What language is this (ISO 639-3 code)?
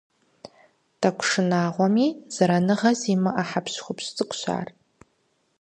kbd